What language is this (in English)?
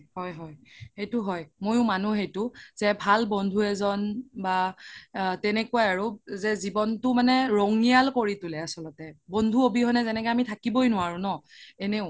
Assamese